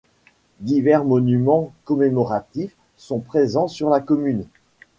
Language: French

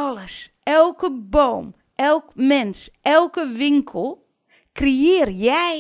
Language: Dutch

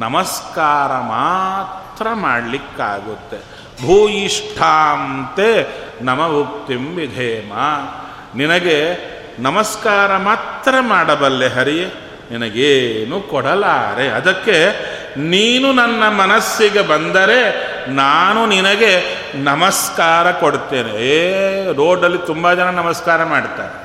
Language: Kannada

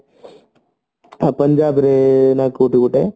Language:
Odia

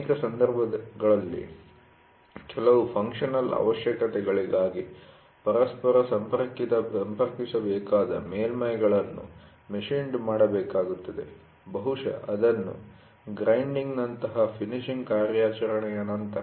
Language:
Kannada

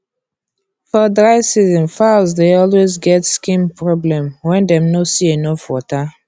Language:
Nigerian Pidgin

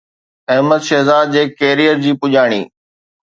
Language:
Sindhi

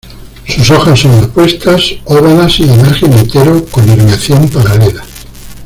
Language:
Spanish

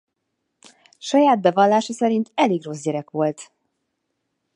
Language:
Hungarian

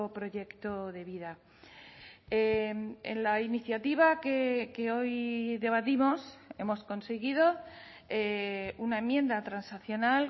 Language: Spanish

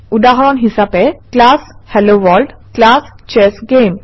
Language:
Assamese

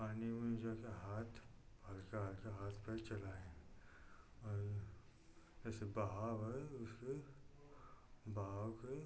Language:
Hindi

